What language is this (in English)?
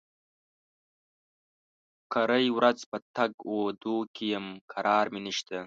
Pashto